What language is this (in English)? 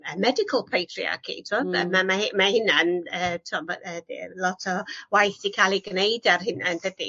Welsh